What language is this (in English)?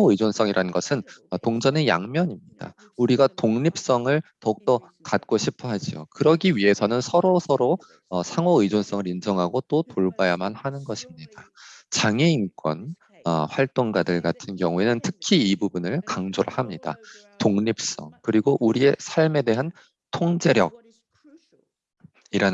Korean